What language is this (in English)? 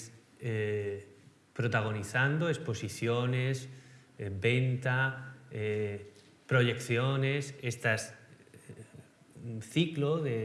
Spanish